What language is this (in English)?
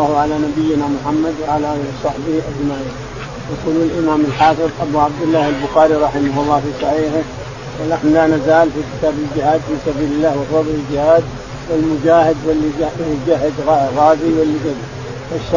Arabic